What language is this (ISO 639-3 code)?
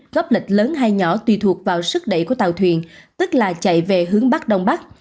vie